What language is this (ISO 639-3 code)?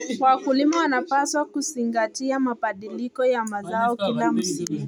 kln